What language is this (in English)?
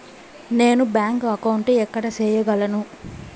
Telugu